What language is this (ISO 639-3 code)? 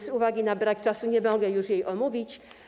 pol